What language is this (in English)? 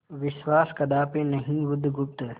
Hindi